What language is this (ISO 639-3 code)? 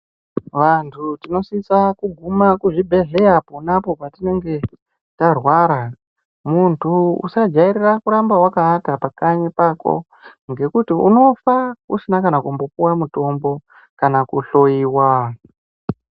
ndc